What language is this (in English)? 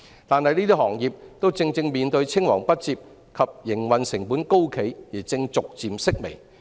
Cantonese